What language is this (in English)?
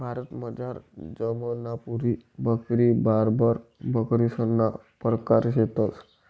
Marathi